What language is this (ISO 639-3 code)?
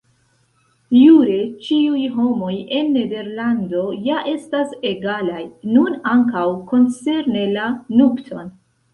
epo